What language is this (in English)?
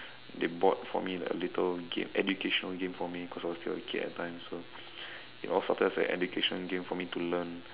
English